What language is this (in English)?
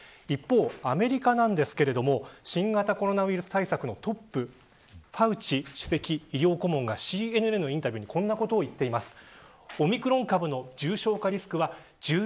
Japanese